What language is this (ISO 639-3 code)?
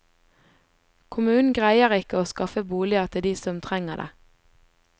nor